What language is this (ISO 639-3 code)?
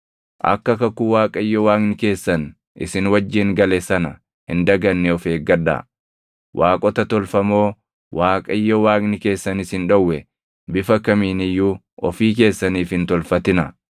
orm